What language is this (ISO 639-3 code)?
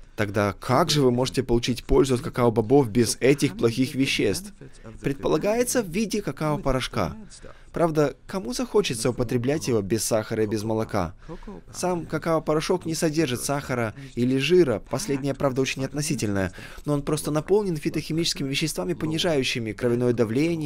rus